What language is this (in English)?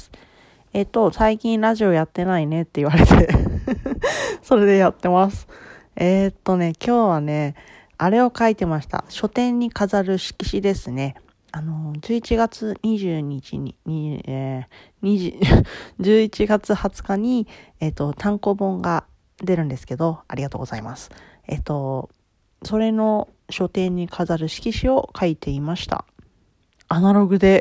Japanese